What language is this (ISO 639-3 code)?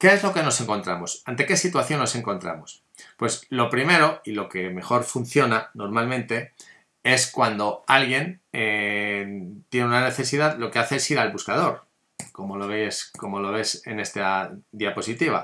spa